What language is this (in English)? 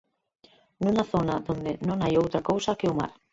Galician